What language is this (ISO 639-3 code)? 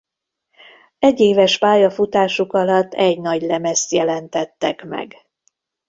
hun